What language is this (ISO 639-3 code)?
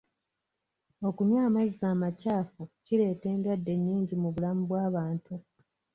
lug